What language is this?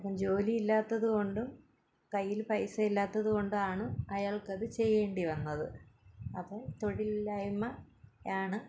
Malayalam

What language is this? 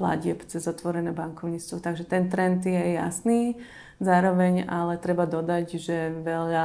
Slovak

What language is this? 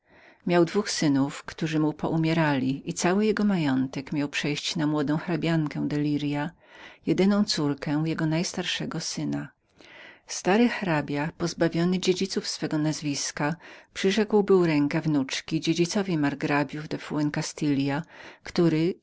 Polish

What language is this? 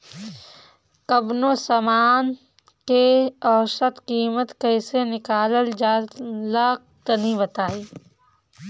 Bhojpuri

